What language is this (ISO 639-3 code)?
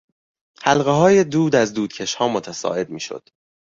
fas